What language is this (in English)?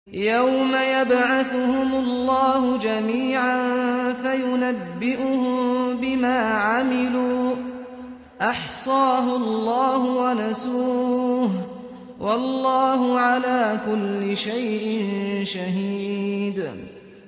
Arabic